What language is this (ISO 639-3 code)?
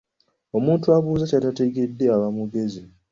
lug